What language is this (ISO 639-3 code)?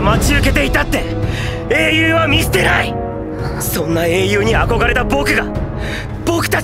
jpn